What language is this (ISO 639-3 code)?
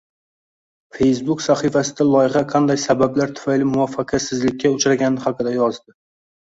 uzb